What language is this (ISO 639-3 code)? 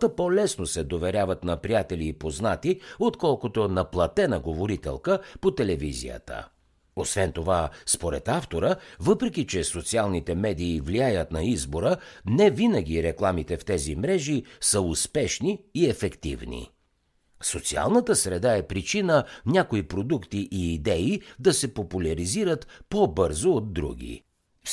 bul